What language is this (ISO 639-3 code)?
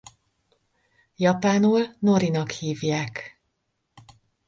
hun